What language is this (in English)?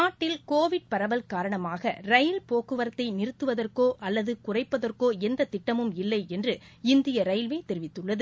Tamil